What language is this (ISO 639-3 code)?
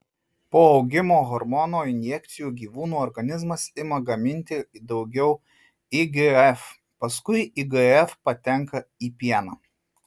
lit